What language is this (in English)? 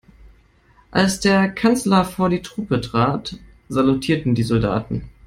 German